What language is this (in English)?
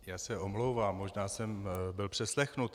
Czech